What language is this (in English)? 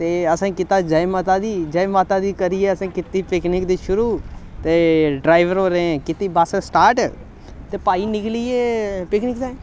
Dogri